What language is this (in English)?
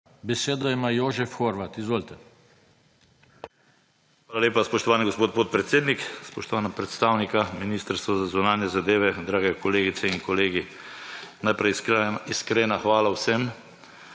Slovenian